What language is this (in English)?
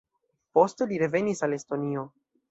Esperanto